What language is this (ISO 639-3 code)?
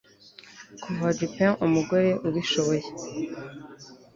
kin